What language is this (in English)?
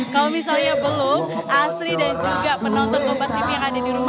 Indonesian